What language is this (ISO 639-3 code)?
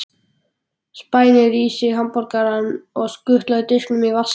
isl